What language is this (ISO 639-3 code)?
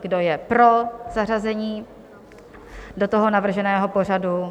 ces